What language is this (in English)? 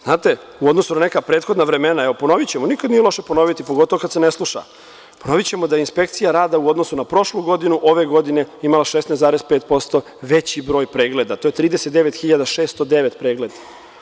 Serbian